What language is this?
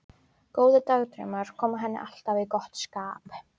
Icelandic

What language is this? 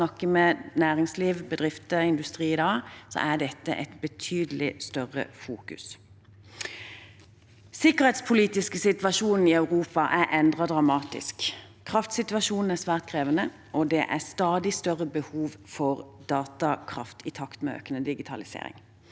Norwegian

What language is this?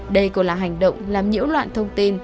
Vietnamese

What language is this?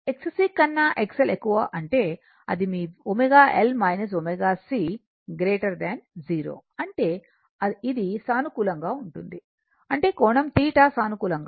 Telugu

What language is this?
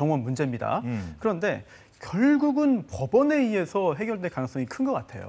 Korean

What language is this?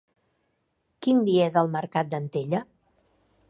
Catalan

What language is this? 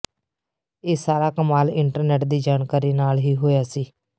Punjabi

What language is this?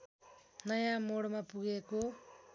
Nepali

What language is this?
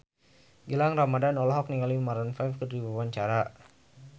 Sundanese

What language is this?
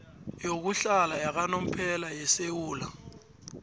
South Ndebele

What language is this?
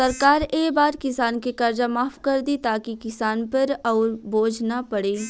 Bhojpuri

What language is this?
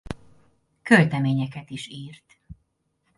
Hungarian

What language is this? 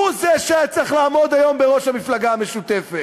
Hebrew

